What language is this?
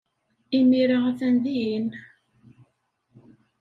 Kabyle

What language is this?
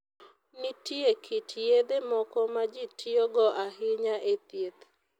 Luo (Kenya and Tanzania)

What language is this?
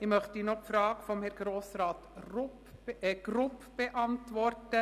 Swiss German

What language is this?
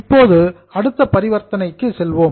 Tamil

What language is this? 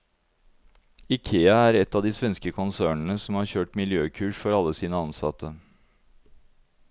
Norwegian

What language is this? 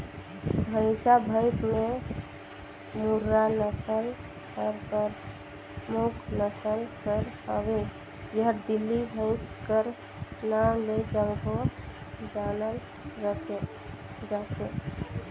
Chhattisgarhi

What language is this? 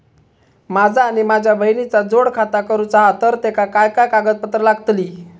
Marathi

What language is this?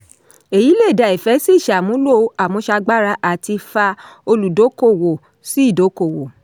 Yoruba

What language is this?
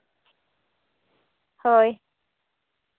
Santali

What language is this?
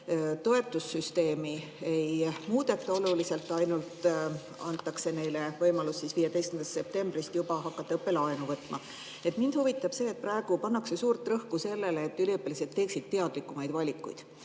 Estonian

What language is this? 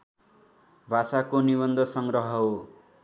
Nepali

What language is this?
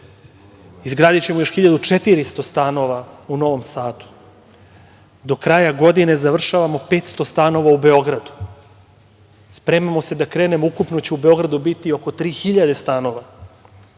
Serbian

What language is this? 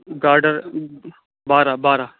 Urdu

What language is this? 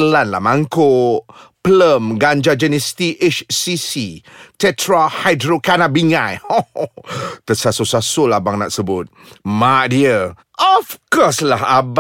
Malay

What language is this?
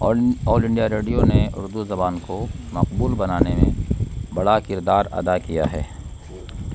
Urdu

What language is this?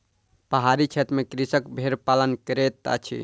Maithili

